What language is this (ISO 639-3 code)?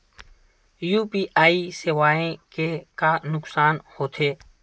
hne